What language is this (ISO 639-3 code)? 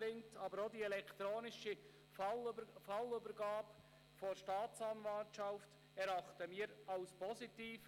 gsw